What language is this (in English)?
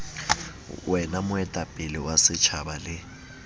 Southern Sotho